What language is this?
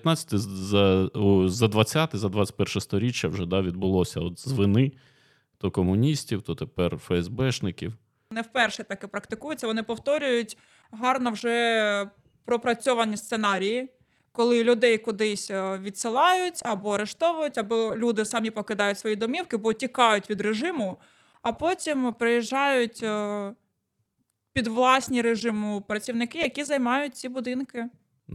Ukrainian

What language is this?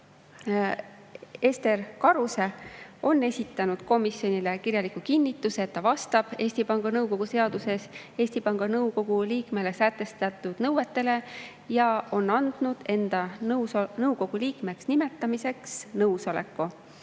Estonian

